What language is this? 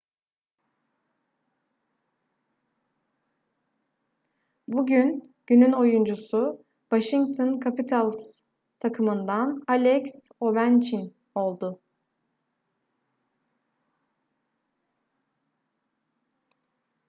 Turkish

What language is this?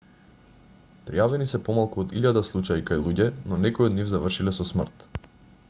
Macedonian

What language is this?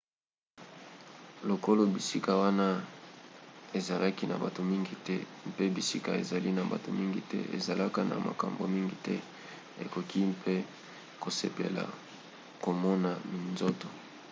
Lingala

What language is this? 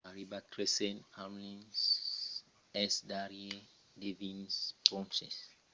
Occitan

